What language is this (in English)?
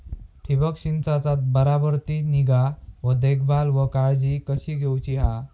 Marathi